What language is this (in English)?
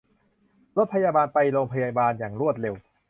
Thai